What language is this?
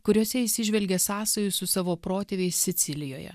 Lithuanian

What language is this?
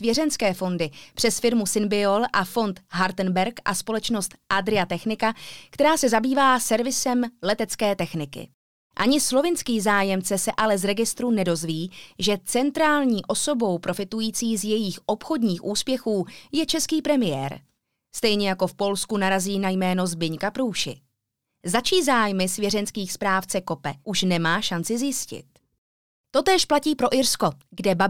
Czech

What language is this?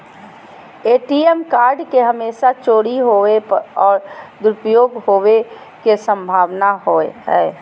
Magahi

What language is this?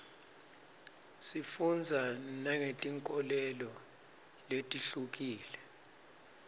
Swati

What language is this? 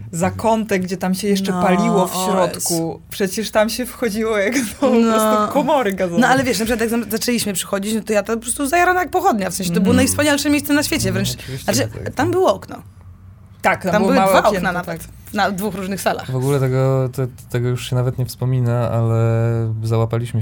Polish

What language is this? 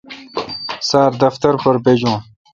Kalkoti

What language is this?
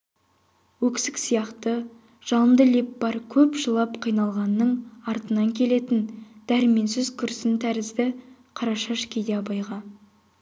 Kazakh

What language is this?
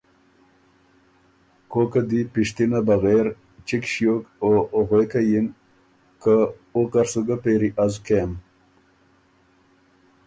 Ormuri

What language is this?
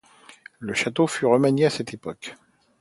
French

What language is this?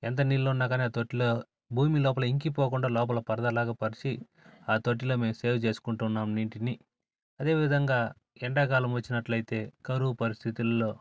Telugu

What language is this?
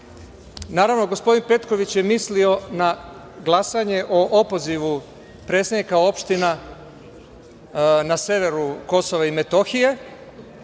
Serbian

